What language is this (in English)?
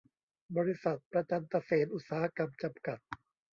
Thai